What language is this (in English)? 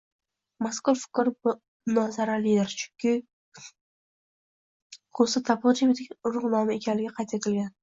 Uzbek